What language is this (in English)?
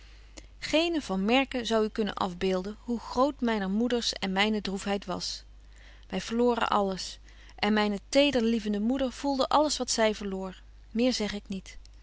Dutch